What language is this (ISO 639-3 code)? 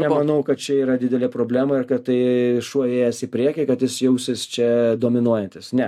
lit